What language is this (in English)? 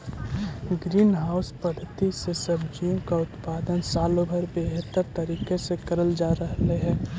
Magahi